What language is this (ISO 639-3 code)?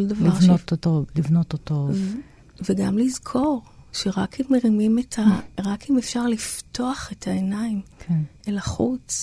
heb